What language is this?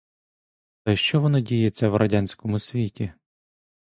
Ukrainian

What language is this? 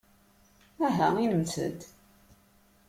Kabyle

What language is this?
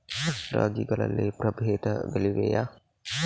Kannada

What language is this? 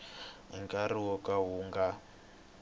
Tsonga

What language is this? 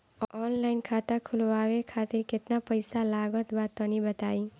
Bhojpuri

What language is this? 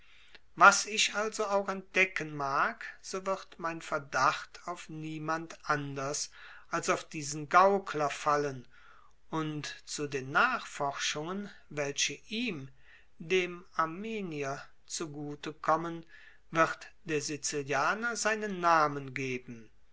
German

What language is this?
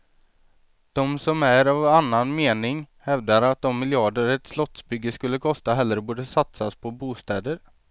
Swedish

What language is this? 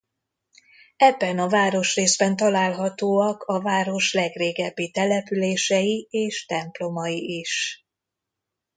Hungarian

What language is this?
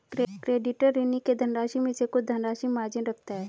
Hindi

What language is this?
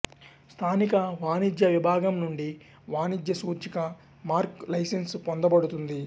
Telugu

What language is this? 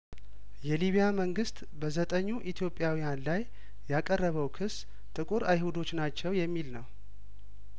Amharic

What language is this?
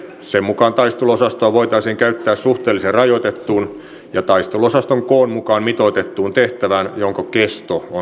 Finnish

